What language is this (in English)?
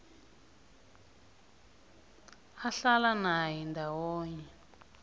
South Ndebele